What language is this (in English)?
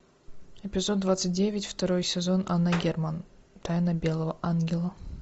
Russian